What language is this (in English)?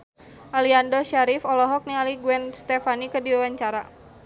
Sundanese